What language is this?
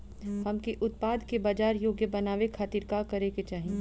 Bhojpuri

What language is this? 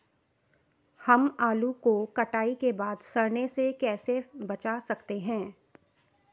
Hindi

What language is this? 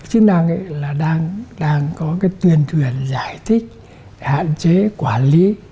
Vietnamese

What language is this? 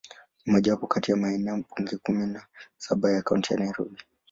Swahili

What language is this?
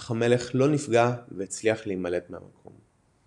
Hebrew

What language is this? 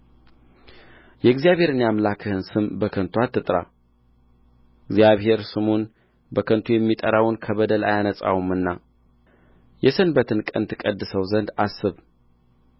Amharic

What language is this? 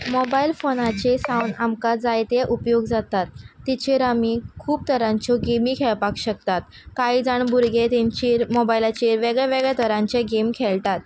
Konkani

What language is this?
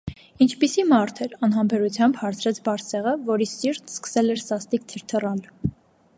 Armenian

